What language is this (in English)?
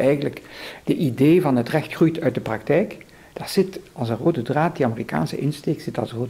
Dutch